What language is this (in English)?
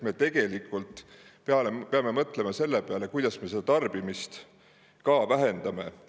Estonian